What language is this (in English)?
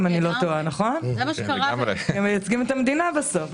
Hebrew